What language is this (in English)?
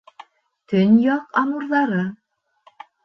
Bashkir